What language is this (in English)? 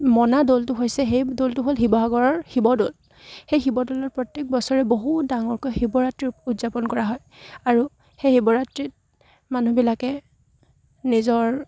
Assamese